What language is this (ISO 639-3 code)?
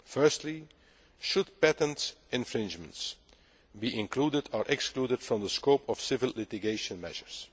eng